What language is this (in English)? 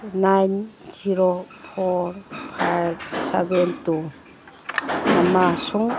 Manipuri